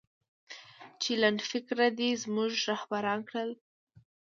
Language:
Pashto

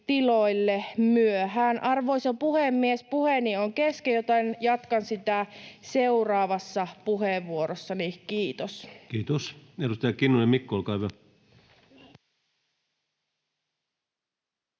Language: Finnish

